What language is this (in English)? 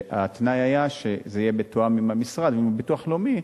Hebrew